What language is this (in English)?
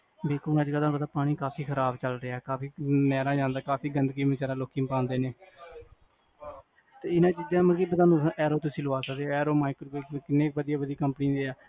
Punjabi